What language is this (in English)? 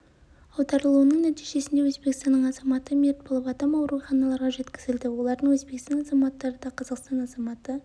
Kazakh